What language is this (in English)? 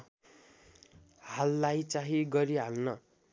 Nepali